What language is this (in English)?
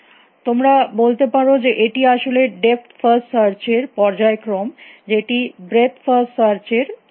Bangla